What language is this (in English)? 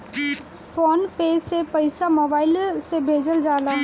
Bhojpuri